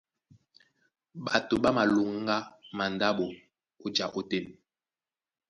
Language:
Duala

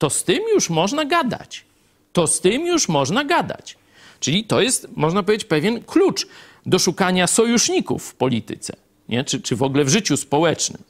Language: Polish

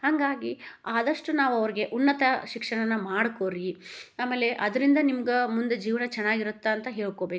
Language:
Kannada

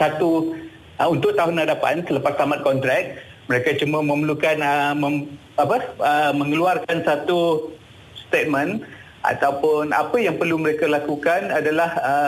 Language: Malay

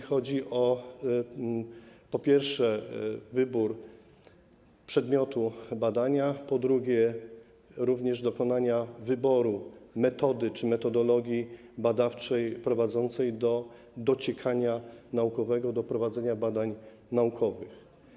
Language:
Polish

